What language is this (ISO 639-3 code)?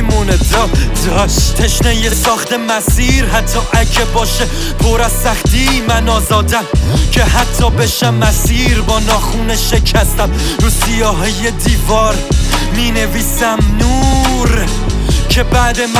fas